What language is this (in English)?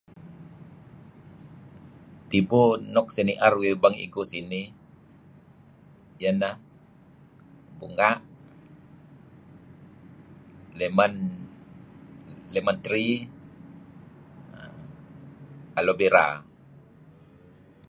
Kelabit